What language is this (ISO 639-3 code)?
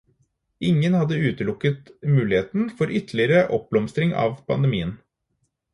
nob